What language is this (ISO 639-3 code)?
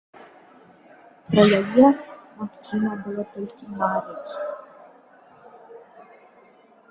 bel